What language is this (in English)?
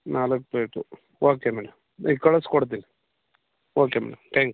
Kannada